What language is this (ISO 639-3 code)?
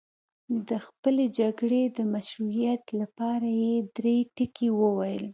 pus